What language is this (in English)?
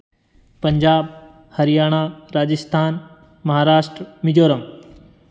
Hindi